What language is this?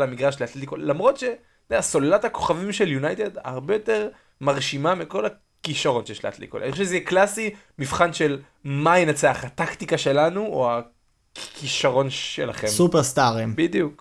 Hebrew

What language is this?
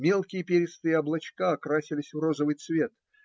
Russian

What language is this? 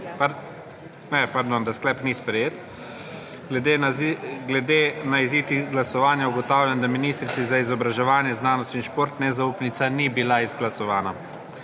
Slovenian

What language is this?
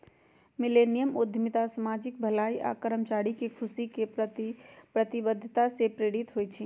Magahi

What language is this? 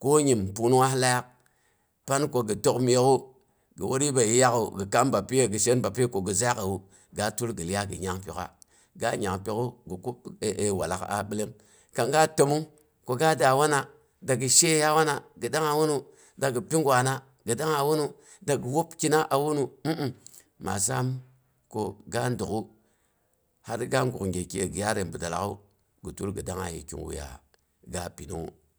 Boghom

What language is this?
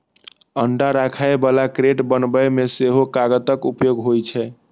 Maithili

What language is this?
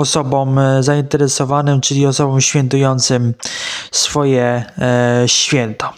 Polish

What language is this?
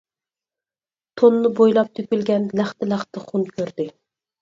Uyghur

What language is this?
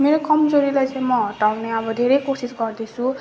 Nepali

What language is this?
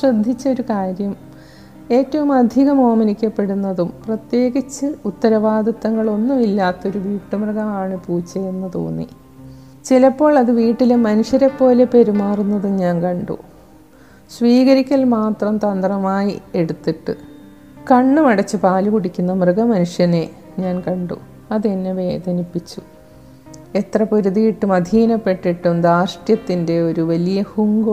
Malayalam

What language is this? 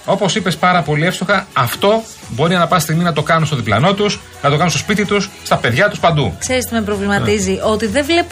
Greek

